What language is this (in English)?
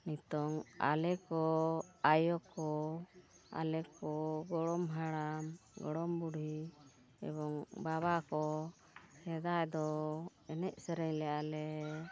Santali